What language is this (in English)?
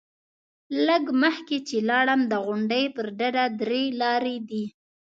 Pashto